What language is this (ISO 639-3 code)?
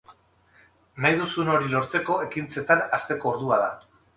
eus